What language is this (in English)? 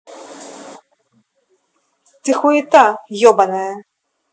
Russian